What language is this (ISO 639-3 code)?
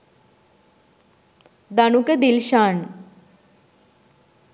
sin